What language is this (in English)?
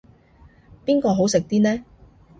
Cantonese